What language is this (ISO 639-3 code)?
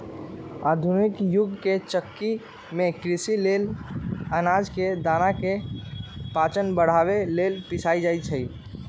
mag